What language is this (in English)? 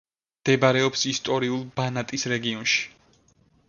Georgian